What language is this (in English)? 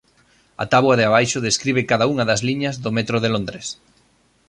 Galician